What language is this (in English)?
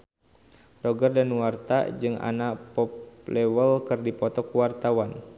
Sundanese